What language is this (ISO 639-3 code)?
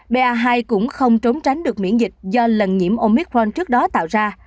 vie